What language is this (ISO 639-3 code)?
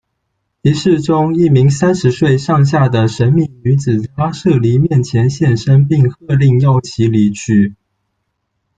zho